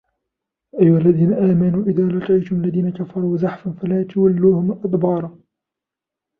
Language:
Arabic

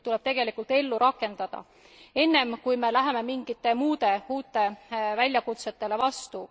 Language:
Estonian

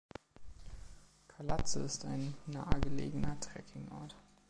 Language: German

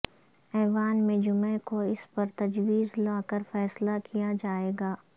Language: Urdu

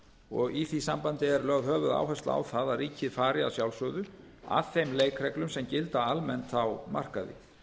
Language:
Icelandic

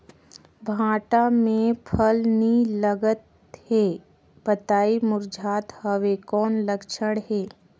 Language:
Chhattisgarhi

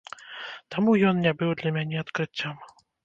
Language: Belarusian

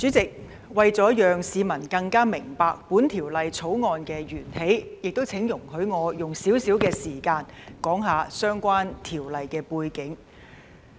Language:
Cantonese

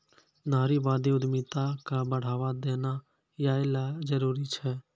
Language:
Maithili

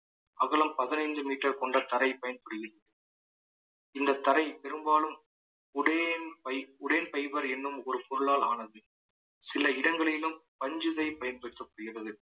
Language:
Tamil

